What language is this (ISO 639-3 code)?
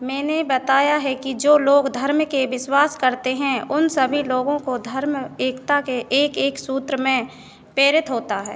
hin